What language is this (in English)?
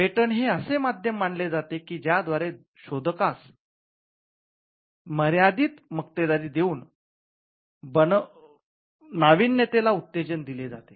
Marathi